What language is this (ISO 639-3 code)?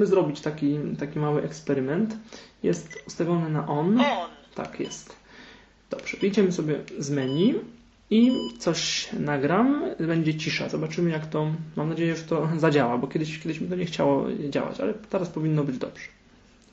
pol